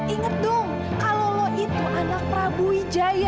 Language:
Indonesian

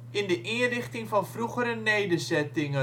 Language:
Dutch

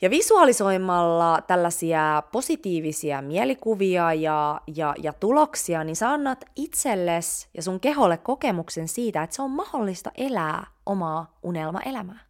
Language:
Finnish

